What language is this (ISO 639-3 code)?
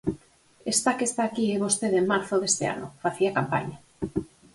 glg